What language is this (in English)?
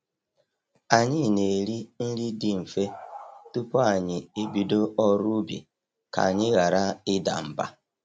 Igbo